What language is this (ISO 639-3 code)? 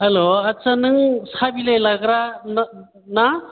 brx